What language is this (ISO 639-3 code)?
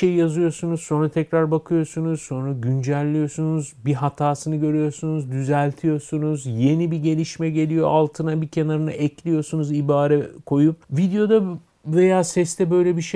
tur